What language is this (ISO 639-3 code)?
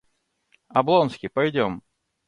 rus